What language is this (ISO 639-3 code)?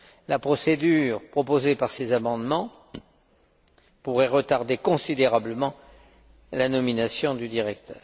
fra